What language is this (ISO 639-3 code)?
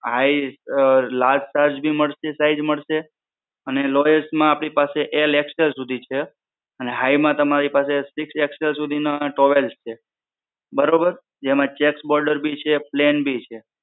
guj